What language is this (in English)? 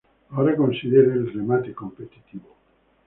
Spanish